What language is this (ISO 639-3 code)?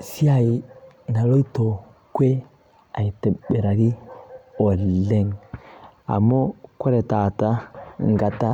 mas